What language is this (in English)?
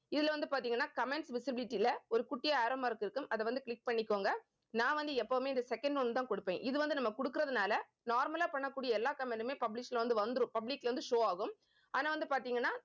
Tamil